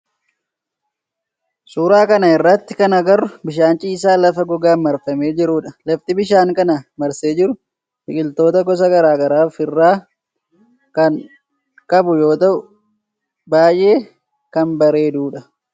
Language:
Oromo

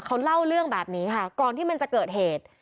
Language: Thai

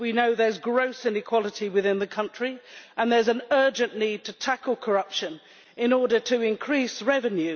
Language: English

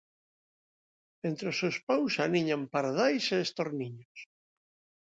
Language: Galician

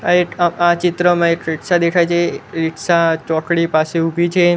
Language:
Gujarati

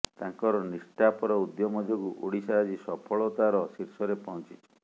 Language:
Odia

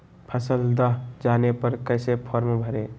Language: Magahi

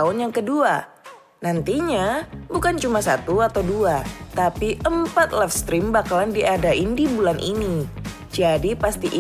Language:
Indonesian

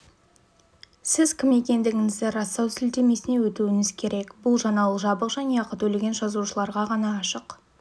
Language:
Kazakh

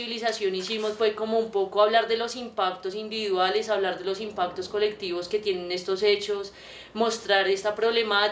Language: Spanish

